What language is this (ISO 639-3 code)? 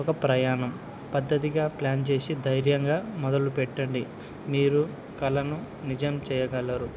tel